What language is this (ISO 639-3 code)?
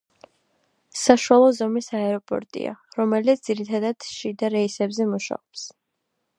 kat